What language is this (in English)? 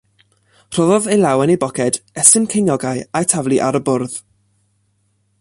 Welsh